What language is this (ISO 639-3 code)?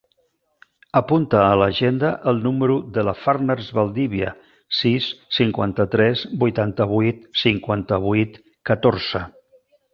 cat